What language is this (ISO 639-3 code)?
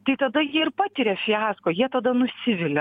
lit